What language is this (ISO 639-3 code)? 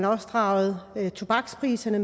dan